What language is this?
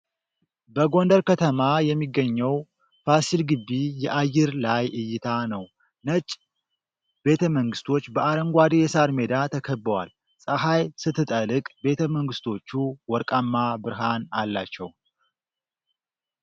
Amharic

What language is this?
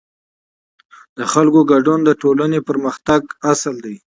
Pashto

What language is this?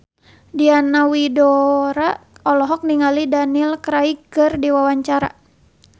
Sundanese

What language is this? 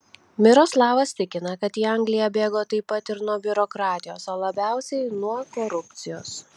Lithuanian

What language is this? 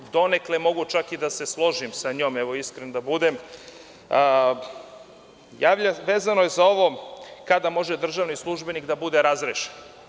Serbian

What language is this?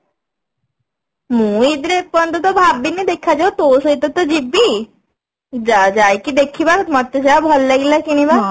Odia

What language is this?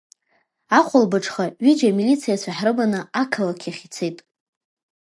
Abkhazian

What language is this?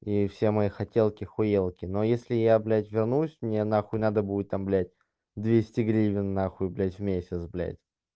Russian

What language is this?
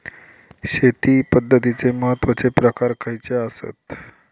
Marathi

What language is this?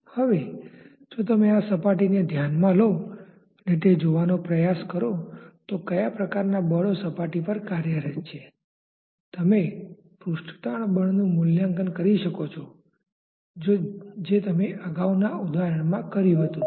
Gujarati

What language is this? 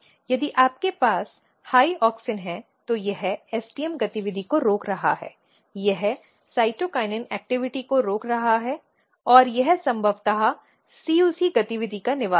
Hindi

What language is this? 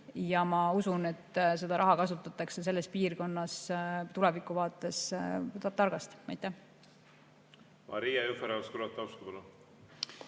Estonian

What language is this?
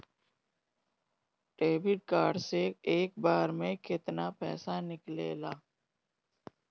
Bhojpuri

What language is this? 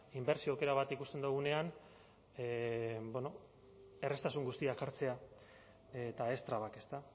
Basque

